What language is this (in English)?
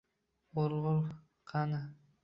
Uzbek